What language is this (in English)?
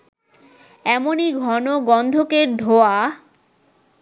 Bangla